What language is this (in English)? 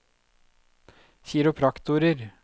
Norwegian